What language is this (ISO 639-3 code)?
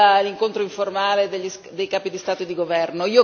ita